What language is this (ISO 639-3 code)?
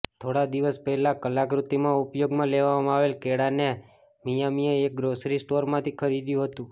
guj